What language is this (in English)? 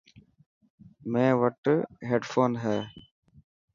Dhatki